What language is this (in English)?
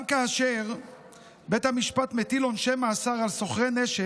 Hebrew